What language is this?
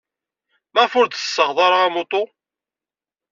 Kabyle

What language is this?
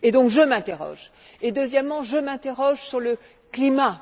French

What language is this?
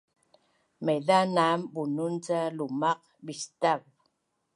Bunun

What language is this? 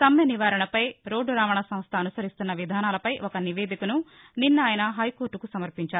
Telugu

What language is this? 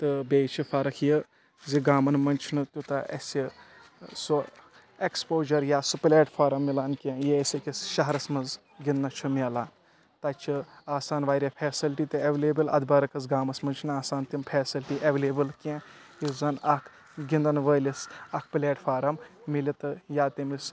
Kashmiri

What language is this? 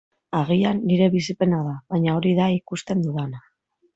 Basque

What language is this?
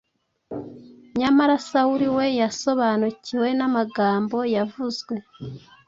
Kinyarwanda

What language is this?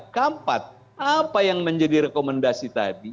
Indonesian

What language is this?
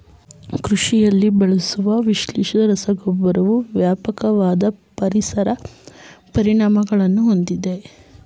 Kannada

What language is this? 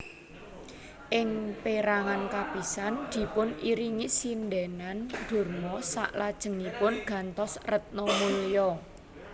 Javanese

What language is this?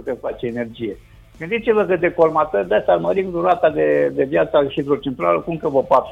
Romanian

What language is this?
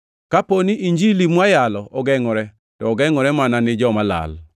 Luo (Kenya and Tanzania)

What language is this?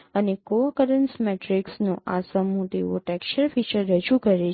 Gujarati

